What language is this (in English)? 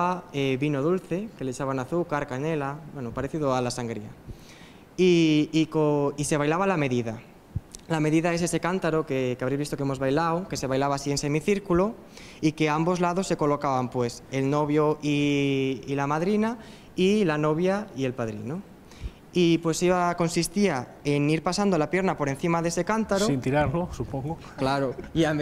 Spanish